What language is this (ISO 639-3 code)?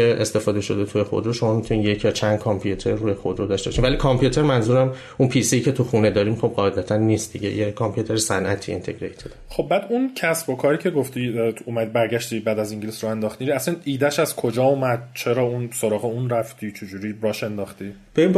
fas